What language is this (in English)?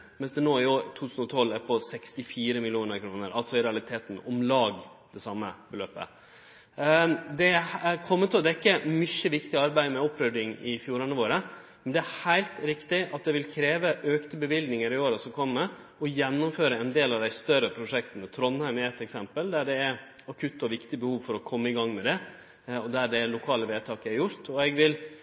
Norwegian Nynorsk